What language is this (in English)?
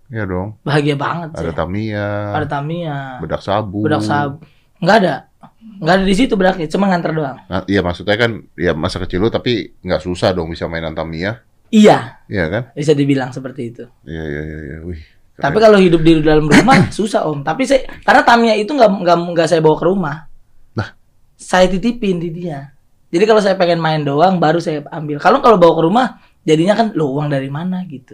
Indonesian